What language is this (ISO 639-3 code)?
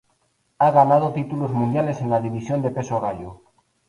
spa